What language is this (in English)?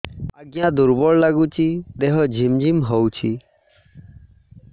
Odia